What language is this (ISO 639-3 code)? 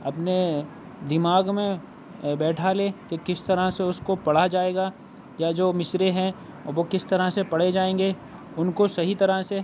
urd